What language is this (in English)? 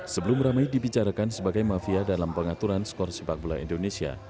Indonesian